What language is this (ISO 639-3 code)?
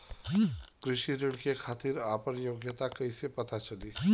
bho